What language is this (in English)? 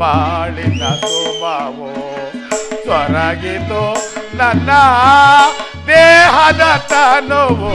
Kannada